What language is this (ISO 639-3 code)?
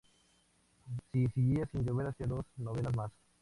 spa